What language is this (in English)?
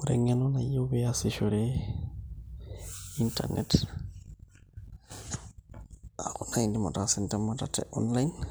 Masai